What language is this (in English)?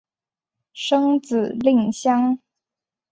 Chinese